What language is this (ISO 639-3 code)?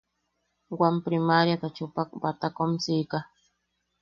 yaq